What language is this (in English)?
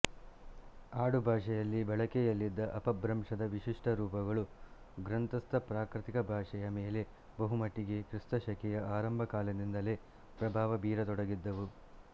Kannada